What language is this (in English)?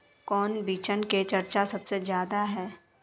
Magahi